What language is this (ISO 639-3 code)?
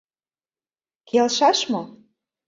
chm